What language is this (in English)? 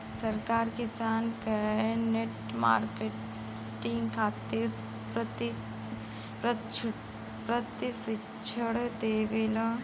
Bhojpuri